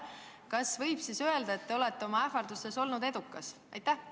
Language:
Estonian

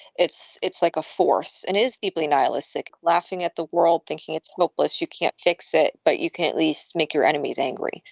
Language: English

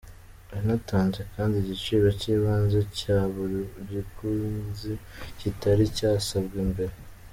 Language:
Kinyarwanda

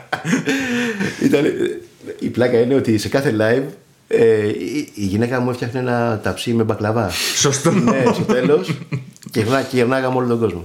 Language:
Greek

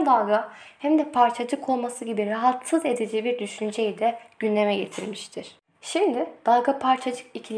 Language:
Turkish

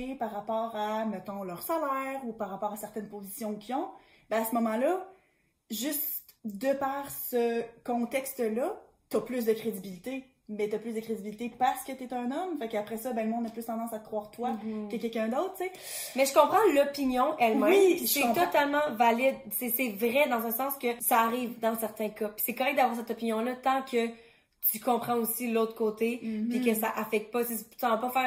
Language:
French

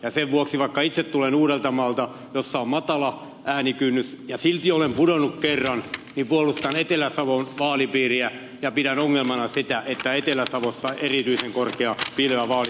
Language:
Finnish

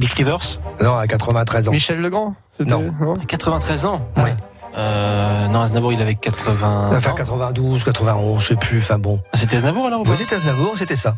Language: French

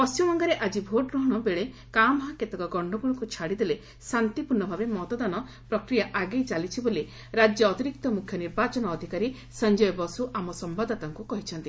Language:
Odia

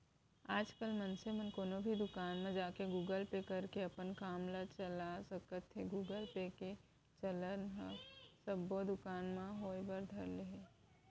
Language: Chhattisgarhi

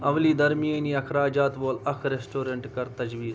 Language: Kashmiri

